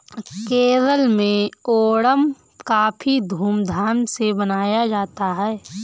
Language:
Hindi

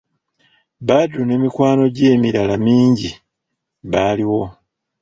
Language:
Ganda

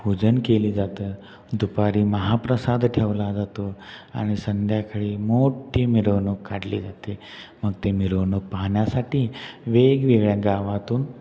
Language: Marathi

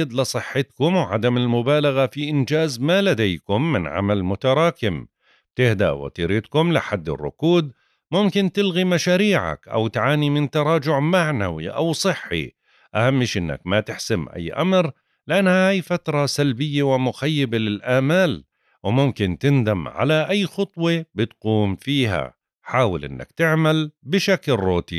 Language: Arabic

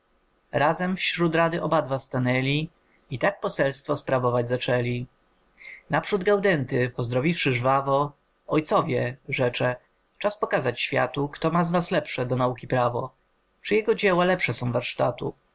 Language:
Polish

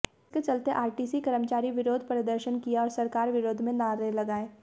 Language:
Hindi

